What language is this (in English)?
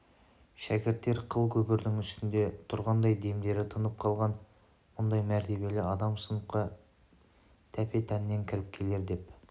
Kazakh